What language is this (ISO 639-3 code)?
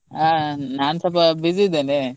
kan